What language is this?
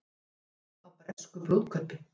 Icelandic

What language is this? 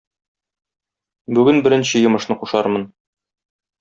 Tatar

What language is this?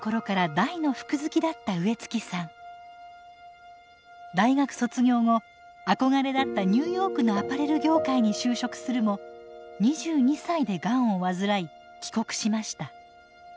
Japanese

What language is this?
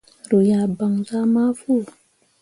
Mundang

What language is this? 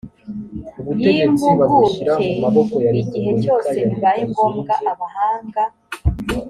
Kinyarwanda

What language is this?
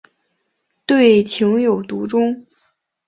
Chinese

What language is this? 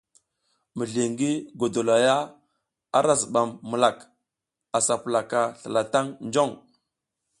South Giziga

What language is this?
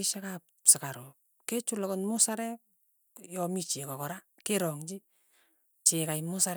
Tugen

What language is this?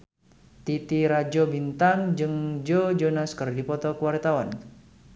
Sundanese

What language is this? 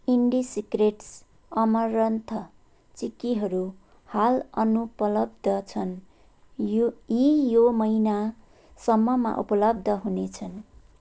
Nepali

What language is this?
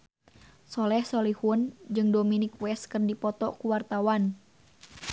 Sundanese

